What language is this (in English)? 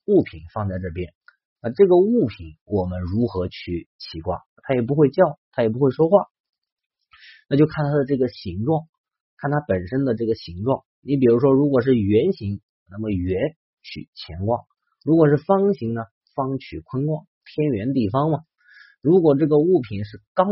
Chinese